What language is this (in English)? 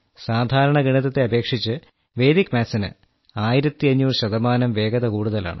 Malayalam